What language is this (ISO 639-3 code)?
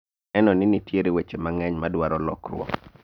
luo